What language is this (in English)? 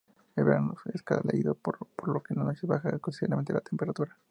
Spanish